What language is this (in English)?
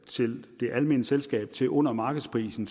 Danish